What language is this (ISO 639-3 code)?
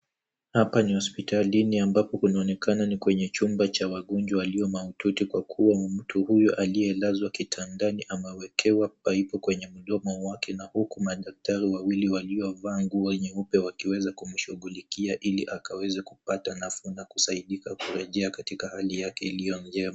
swa